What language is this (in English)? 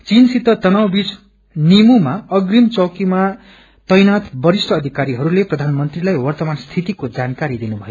Nepali